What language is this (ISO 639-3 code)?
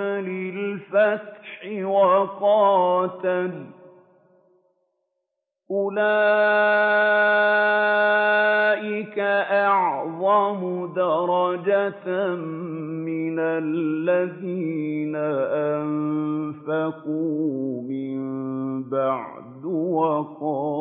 ara